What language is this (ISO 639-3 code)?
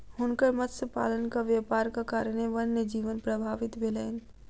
mai